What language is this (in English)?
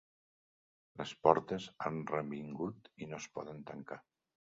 Catalan